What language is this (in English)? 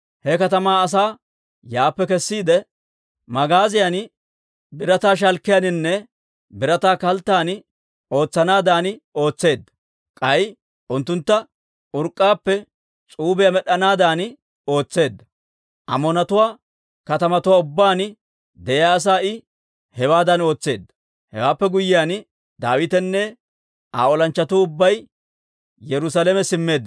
Dawro